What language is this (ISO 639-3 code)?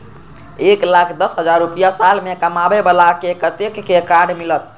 mai